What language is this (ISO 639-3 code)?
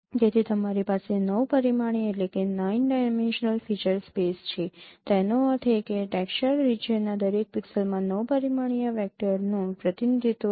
guj